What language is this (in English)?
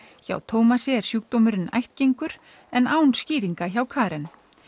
Icelandic